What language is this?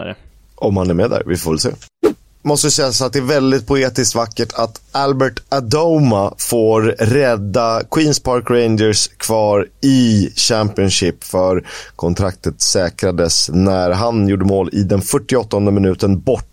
Swedish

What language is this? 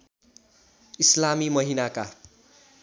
Nepali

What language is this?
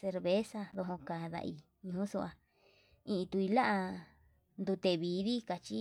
Yutanduchi Mixtec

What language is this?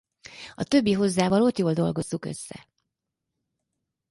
Hungarian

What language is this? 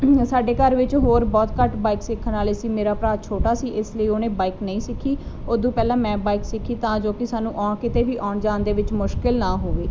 Punjabi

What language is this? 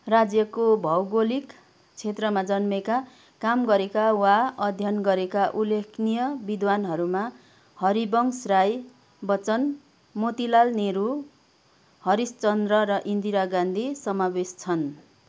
Nepali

